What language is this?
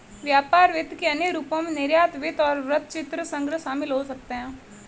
Hindi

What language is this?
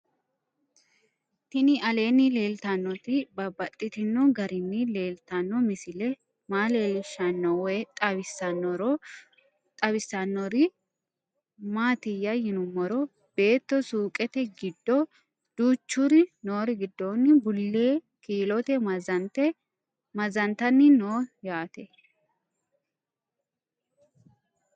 Sidamo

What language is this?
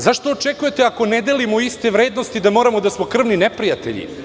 Serbian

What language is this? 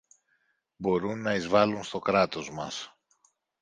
Greek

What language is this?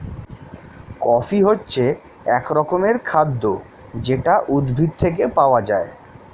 Bangla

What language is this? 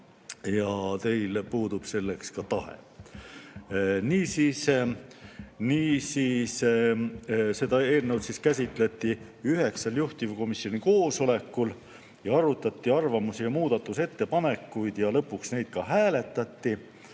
Estonian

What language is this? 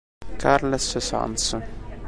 Italian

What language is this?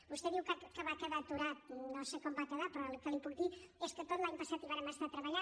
Catalan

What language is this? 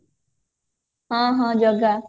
Odia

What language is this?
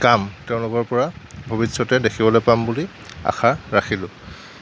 Assamese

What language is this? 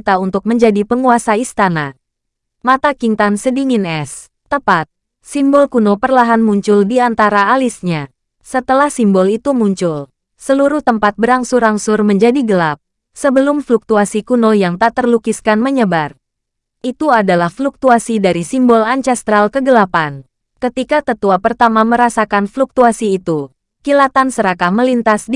Indonesian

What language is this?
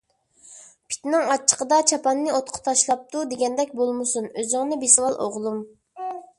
Uyghur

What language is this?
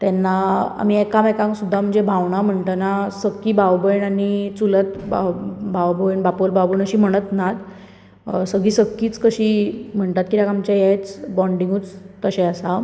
Konkani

